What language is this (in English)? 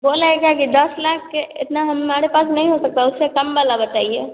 Hindi